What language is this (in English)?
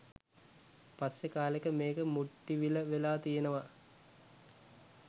Sinhala